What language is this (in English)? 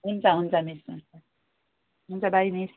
Nepali